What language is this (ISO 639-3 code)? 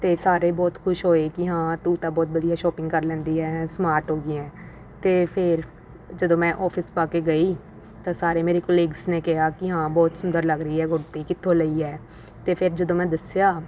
pan